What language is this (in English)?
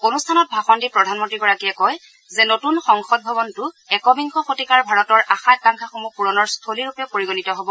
Assamese